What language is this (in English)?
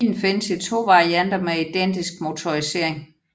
Danish